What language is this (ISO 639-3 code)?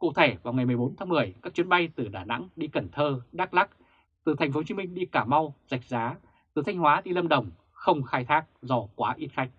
vie